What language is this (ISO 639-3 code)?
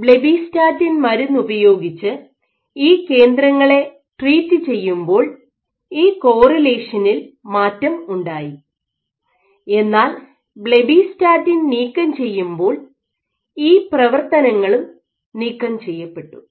mal